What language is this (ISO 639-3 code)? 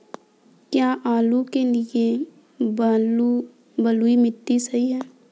hin